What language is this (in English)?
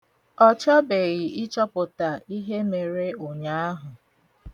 Igbo